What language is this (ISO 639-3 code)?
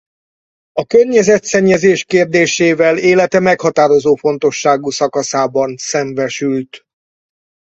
hun